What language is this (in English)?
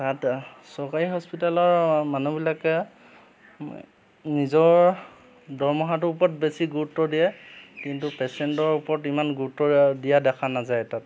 Assamese